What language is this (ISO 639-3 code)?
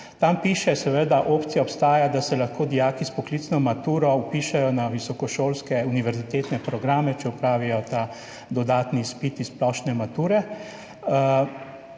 slv